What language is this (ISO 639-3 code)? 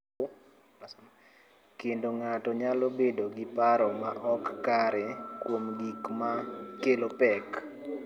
luo